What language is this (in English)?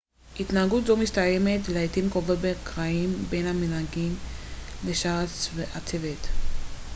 Hebrew